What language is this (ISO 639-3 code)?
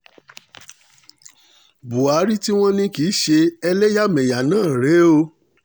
yor